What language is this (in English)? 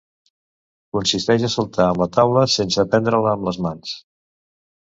Catalan